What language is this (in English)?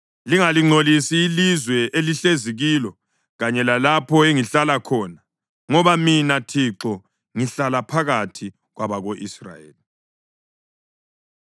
North Ndebele